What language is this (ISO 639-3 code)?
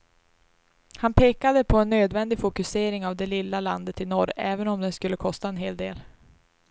swe